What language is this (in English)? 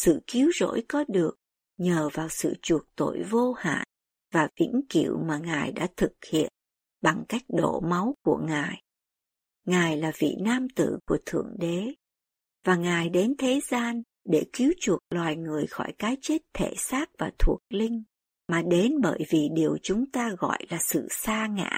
Vietnamese